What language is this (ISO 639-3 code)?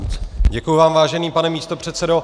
ces